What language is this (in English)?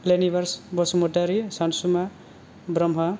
Bodo